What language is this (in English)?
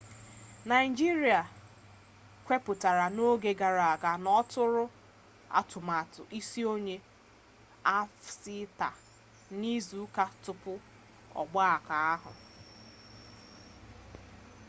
Igbo